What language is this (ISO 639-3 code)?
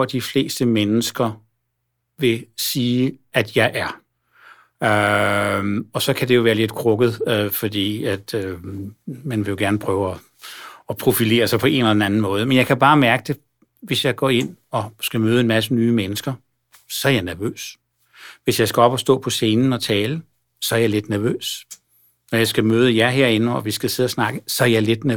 dan